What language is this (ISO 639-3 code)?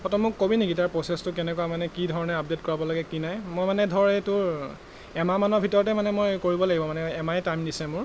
asm